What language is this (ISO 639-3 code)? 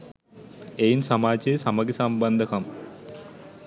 sin